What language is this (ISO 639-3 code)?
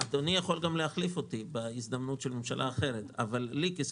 heb